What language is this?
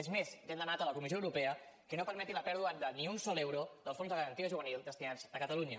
Catalan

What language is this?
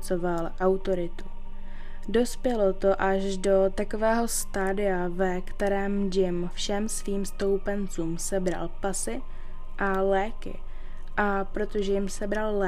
Czech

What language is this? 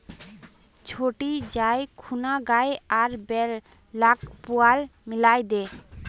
Magahi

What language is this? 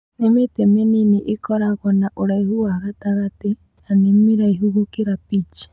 Kikuyu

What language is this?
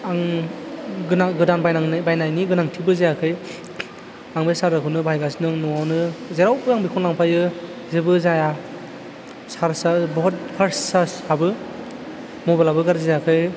Bodo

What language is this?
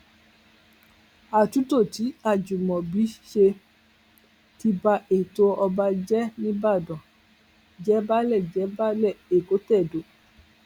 Yoruba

